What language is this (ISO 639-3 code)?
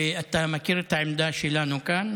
heb